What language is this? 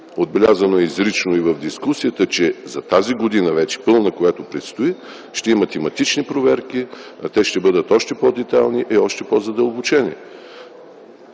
Bulgarian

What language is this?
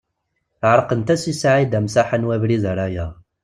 Kabyle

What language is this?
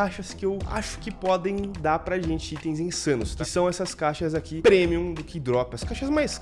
Portuguese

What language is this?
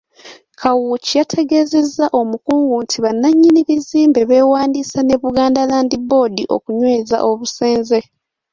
Ganda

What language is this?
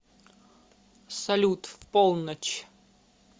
Russian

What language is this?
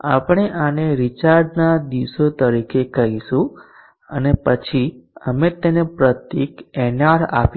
Gujarati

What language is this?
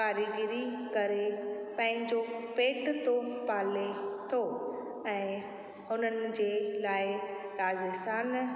Sindhi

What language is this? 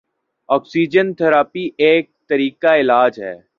Urdu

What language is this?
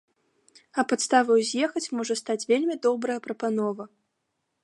Belarusian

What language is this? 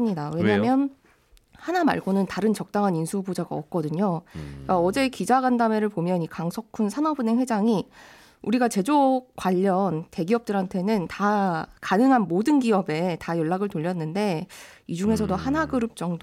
Korean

